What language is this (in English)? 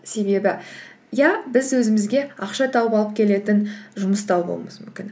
Kazakh